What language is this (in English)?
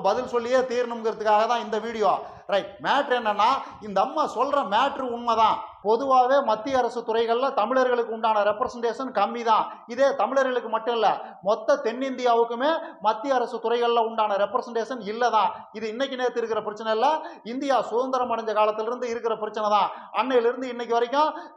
Tamil